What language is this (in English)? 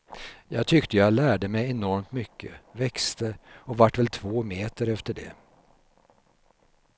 Swedish